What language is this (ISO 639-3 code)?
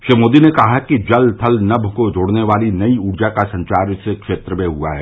hin